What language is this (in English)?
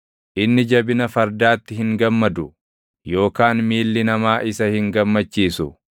Oromo